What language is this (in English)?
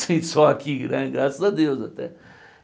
Portuguese